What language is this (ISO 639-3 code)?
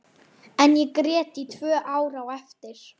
isl